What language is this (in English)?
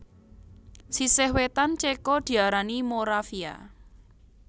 Javanese